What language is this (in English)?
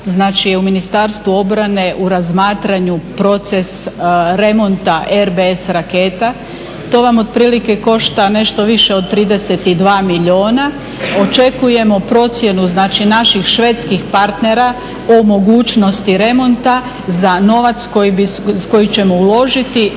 Croatian